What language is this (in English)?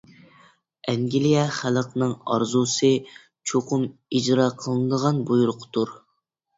Uyghur